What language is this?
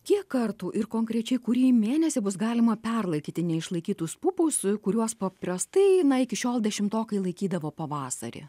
Lithuanian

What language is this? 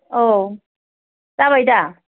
Bodo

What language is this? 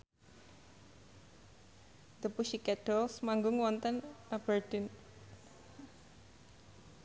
Javanese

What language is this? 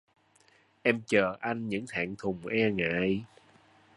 Vietnamese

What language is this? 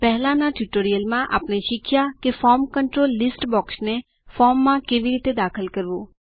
Gujarati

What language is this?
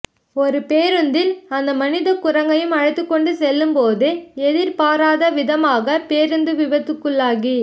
Tamil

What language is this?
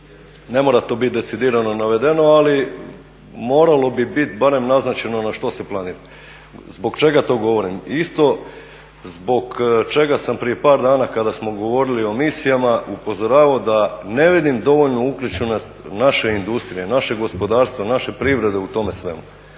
Croatian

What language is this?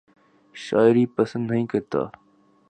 Urdu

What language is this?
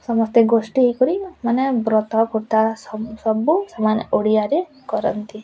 Odia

